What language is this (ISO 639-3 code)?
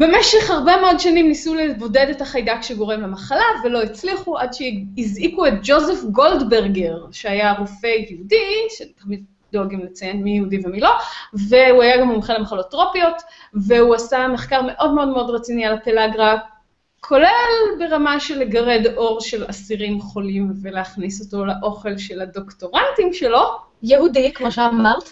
heb